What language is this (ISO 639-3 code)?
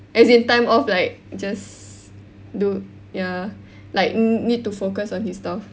eng